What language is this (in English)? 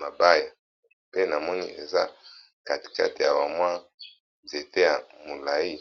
Lingala